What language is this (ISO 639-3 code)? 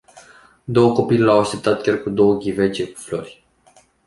ron